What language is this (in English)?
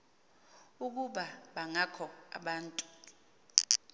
Xhosa